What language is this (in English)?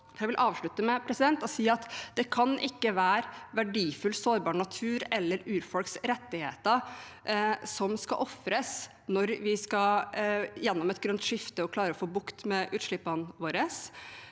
Norwegian